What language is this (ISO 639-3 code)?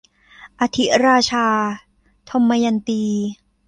tha